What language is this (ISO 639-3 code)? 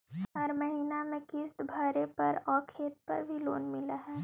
mag